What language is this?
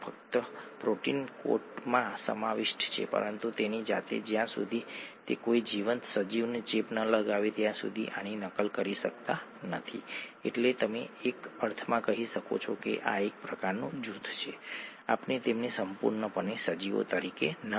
Gujarati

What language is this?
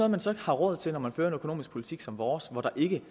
Danish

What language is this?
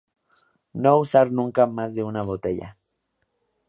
Spanish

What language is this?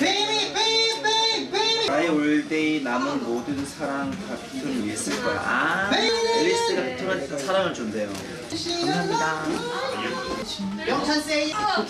Korean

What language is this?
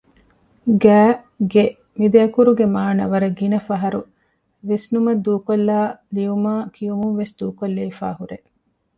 Divehi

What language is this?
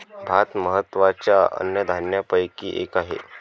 Marathi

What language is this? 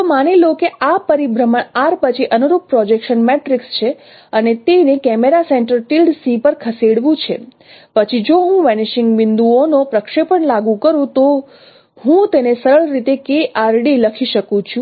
Gujarati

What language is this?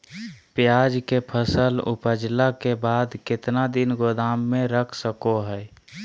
Magahi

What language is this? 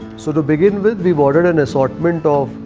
English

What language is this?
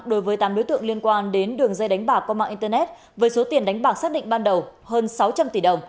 Vietnamese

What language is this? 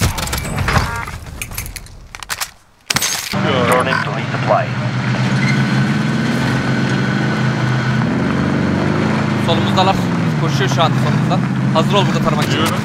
Turkish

